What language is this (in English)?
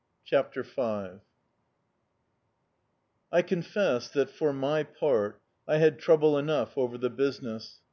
English